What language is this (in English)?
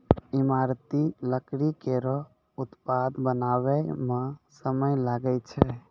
Maithili